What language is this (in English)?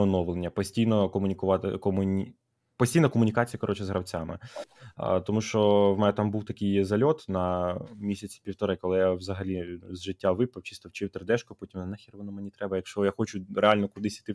Ukrainian